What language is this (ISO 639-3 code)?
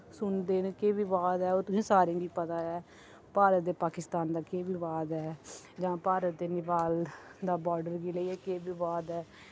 doi